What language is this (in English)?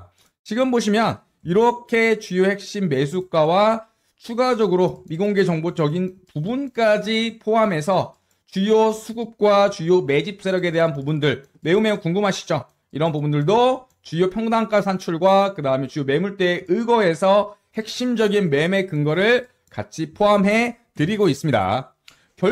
Korean